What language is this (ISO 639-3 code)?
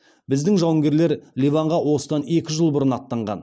kaz